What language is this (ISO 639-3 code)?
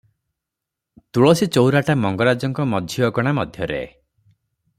ori